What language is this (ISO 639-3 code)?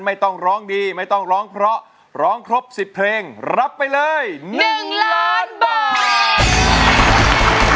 tha